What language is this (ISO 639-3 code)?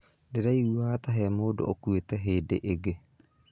kik